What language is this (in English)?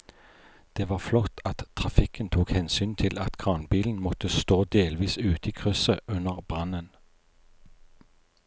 Norwegian